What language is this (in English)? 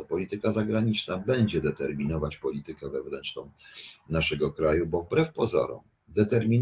Polish